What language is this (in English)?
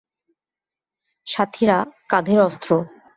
Bangla